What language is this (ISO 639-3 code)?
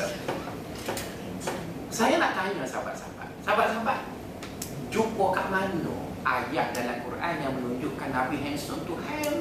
msa